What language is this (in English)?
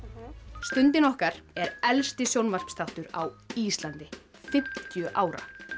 Icelandic